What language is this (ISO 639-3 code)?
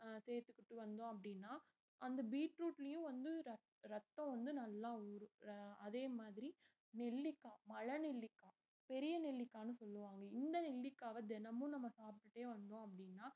tam